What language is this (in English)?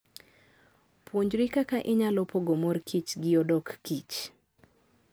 Luo (Kenya and Tanzania)